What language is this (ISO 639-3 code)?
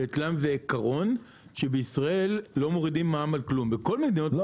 heb